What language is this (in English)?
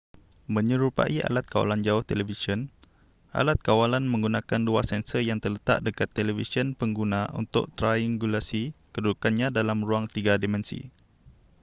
Malay